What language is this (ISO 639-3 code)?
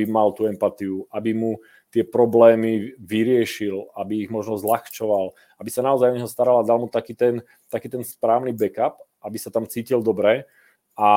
ces